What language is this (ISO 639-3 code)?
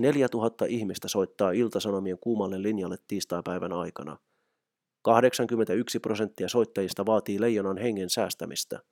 fin